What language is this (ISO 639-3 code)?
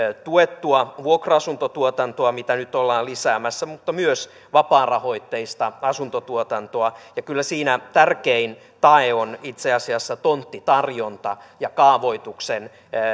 fin